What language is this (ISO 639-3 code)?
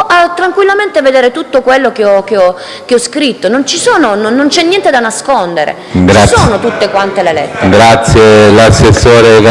ita